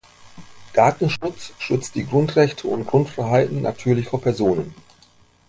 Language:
German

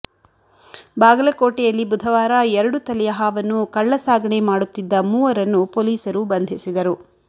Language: Kannada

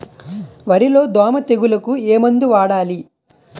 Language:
Telugu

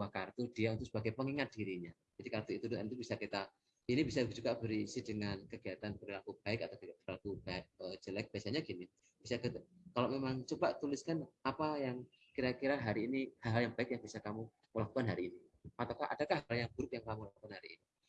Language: Indonesian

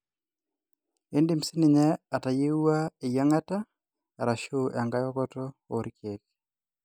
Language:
Masai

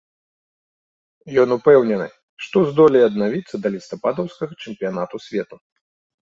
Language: Belarusian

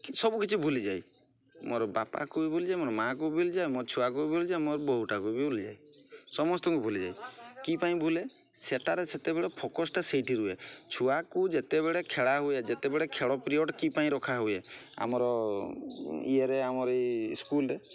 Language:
Odia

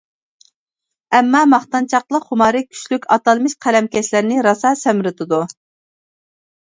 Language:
Uyghur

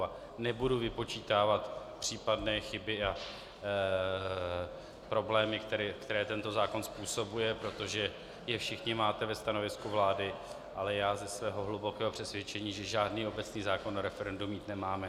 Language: Czech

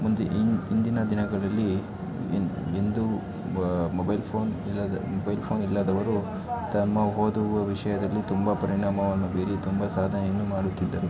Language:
Kannada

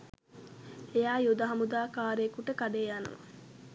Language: Sinhala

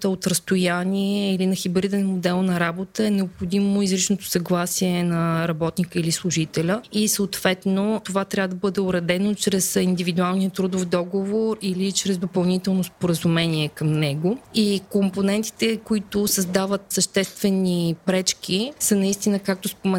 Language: Bulgarian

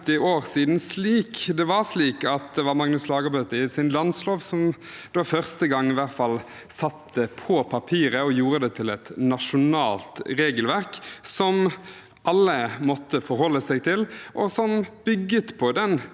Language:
Norwegian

